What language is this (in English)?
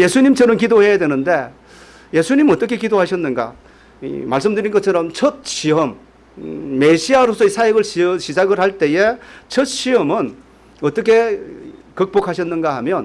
Korean